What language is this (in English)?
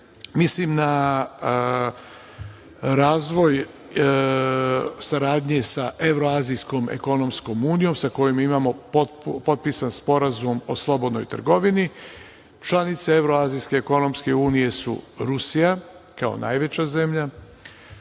Serbian